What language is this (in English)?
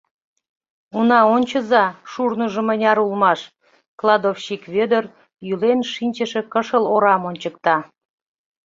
Mari